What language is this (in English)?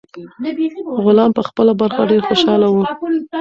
Pashto